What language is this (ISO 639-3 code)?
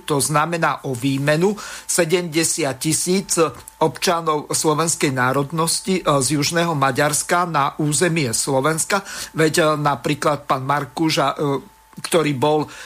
slk